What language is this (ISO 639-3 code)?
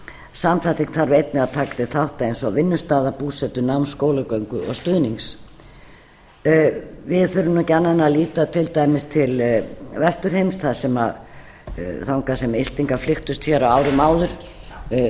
isl